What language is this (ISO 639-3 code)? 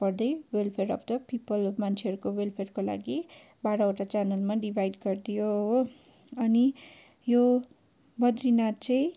nep